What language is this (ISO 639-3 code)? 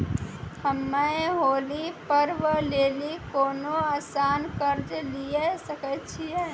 mai